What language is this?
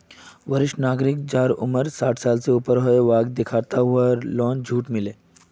Magahi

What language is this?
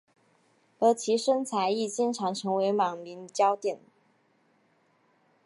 Chinese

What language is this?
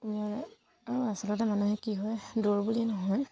Assamese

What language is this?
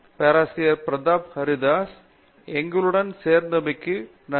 Tamil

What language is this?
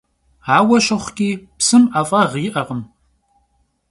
Kabardian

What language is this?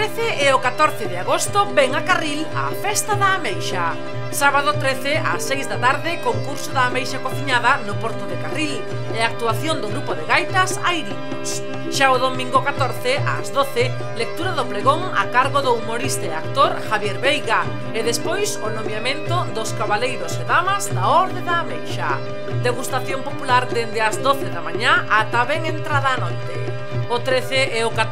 Greek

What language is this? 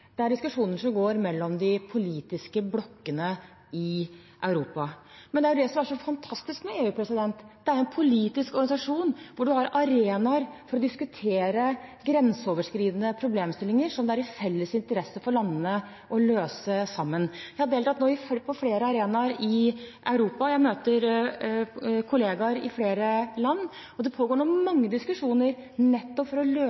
Norwegian Bokmål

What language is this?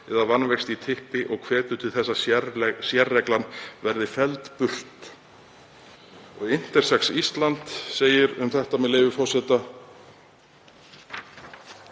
Icelandic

